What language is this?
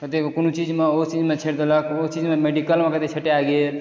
Maithili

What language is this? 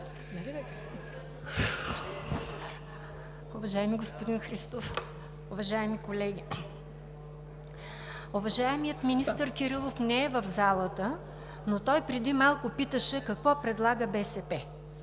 Bulgarian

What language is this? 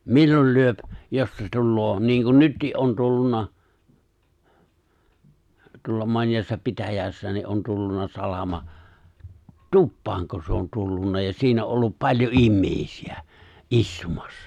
Finnish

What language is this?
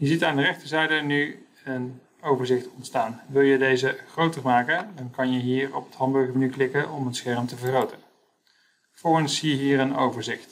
Dutch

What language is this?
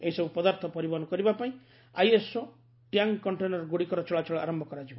Odia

